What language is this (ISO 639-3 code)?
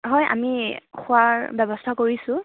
asm